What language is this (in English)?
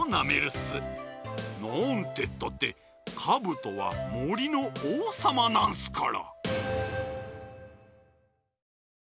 Japanese